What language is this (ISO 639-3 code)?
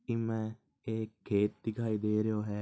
mwr